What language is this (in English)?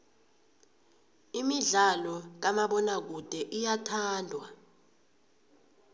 South Ndebele